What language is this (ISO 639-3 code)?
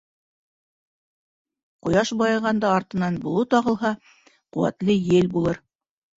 bak